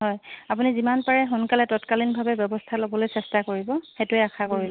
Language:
Assamese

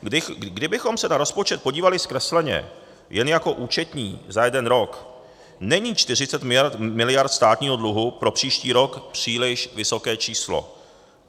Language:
Czech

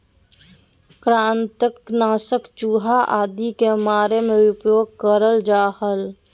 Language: Magahi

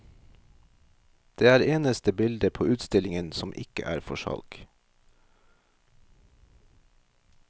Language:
Norwegian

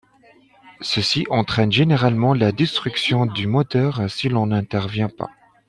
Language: French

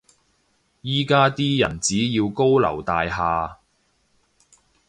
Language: Cantonese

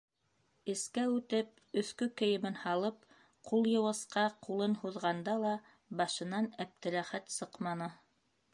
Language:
Bashkir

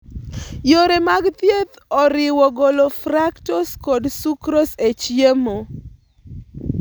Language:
Luo (Kenya and Tanzania)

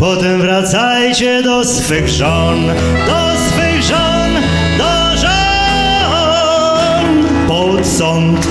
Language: Polish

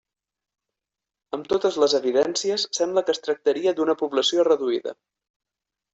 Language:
Catalan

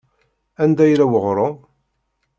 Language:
Kabyle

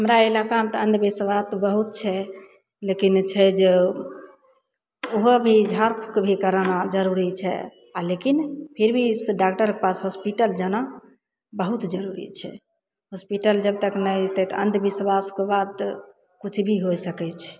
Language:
Maithili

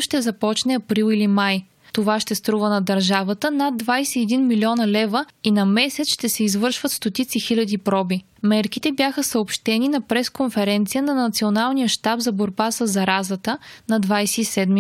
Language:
Bulgarian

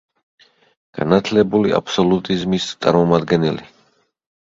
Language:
Georgian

